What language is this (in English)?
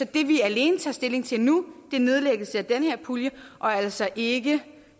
Danish